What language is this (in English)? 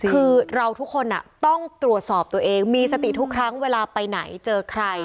Thai